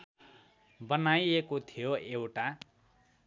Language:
Nepali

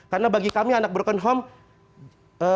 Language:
Indonesian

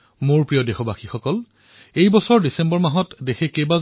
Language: Assamese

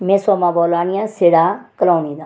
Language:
Dogri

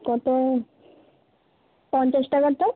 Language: Bangla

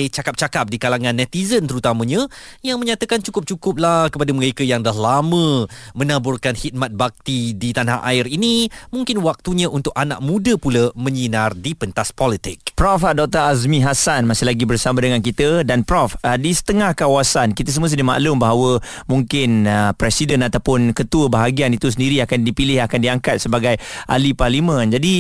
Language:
Malay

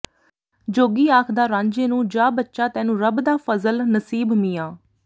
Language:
Punjabi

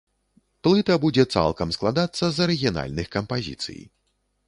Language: Belarusian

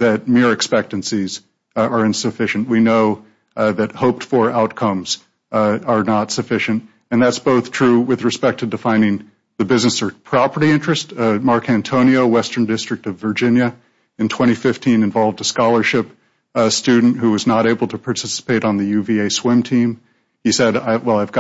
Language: English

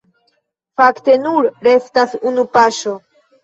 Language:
Esperanto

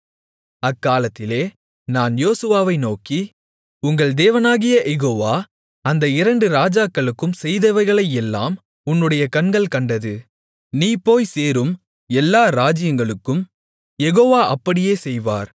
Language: Tamil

